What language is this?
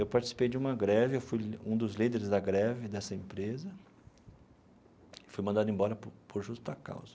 Portuguese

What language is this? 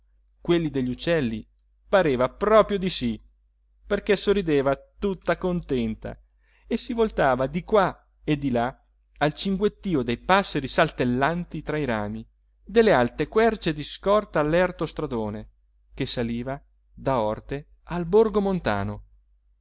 Italian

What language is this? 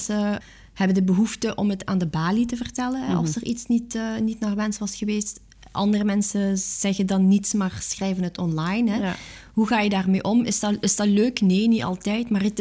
Dutch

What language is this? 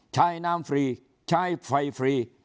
Thai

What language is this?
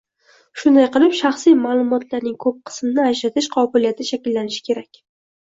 Uzbek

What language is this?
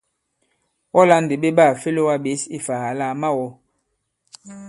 Bankon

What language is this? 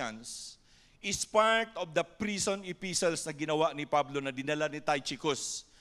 Filipino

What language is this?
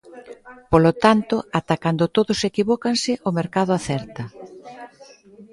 Galician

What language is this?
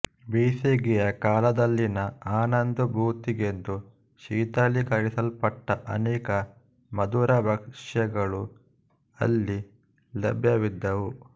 Kannada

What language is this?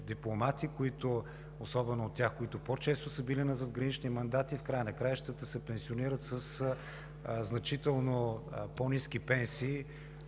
Bulgarian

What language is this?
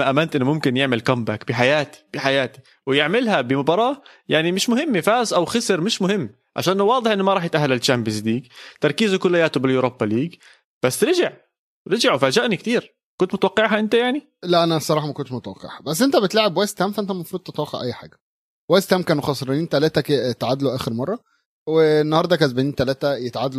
Arabic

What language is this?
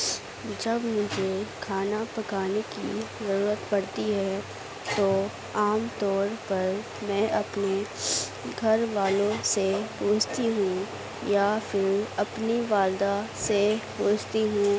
Urdu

